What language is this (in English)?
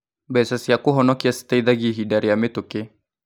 Kikuyu